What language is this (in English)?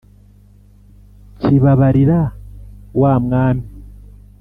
Kinyarwanda